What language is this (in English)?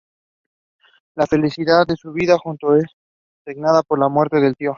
Spanish